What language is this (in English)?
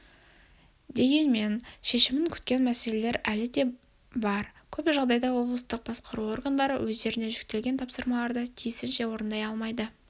Kazakh